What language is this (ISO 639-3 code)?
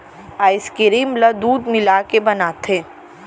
hne